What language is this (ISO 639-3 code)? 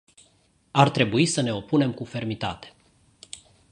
ron